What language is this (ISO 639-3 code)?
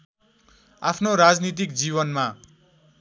nep